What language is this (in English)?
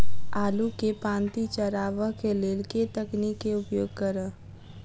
Maithili